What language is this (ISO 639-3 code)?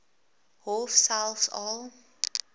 afr